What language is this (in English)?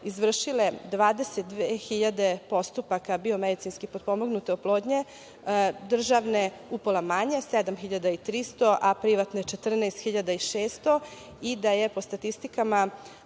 Serbian